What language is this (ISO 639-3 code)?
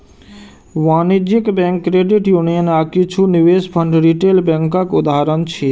mai